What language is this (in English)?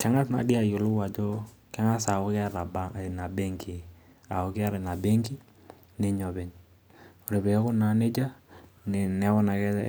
Masai